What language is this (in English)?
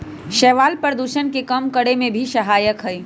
Magahi